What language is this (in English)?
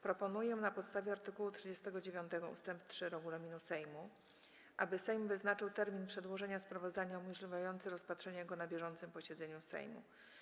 Polish